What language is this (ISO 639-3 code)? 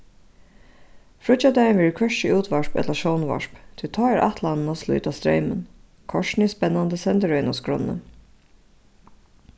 fao